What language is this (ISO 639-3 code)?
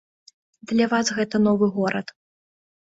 bel